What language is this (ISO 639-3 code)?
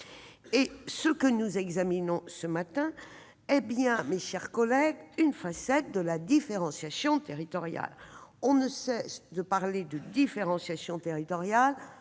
fra